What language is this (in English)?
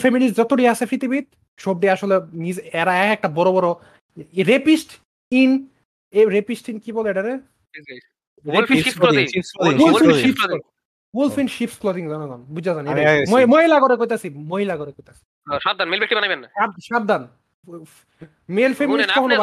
Bangla